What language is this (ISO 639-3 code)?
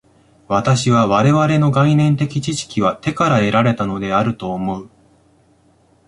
jpn